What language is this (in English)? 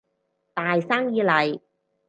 Cantonese